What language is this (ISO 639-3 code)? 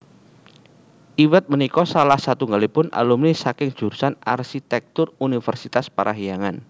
jav